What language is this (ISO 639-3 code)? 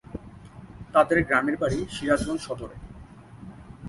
ben